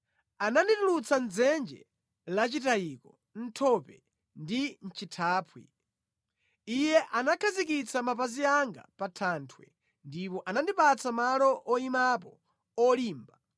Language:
Nyanja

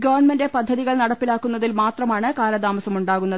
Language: Malayalam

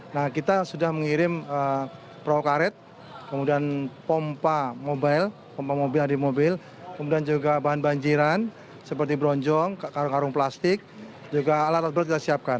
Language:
Indonesian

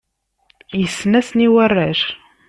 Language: Kabyle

